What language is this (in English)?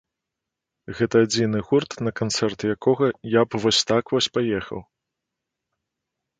Belarusian